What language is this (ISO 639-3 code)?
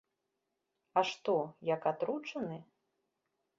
bel